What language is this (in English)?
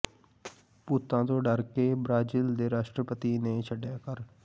Punjabi